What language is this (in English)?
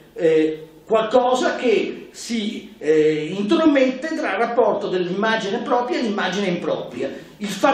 Italian